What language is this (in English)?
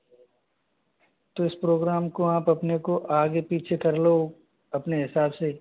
Hindi